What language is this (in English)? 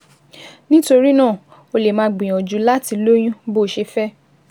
Yoruba